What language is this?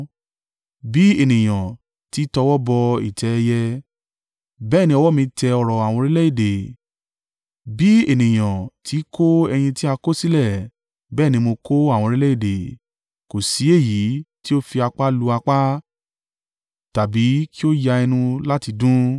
Yoruba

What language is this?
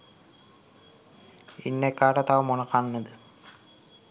Sinhala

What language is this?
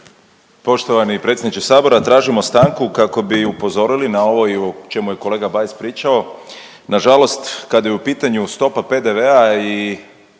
Croatian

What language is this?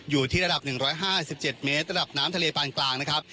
Thai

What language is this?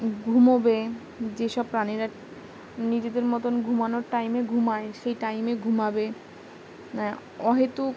Bangla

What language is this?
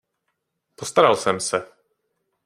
Czech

